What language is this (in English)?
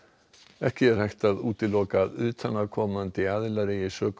Icelandic